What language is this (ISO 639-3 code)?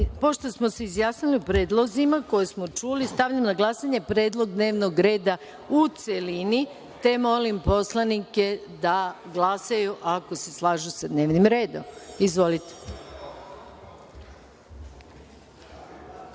srp